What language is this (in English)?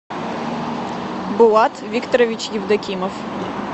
Russian